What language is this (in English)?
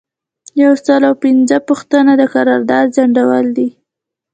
Pashto